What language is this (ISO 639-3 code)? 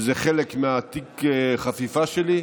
heb